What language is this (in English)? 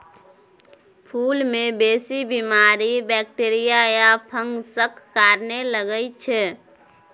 Maithili